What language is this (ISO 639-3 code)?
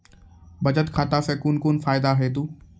mai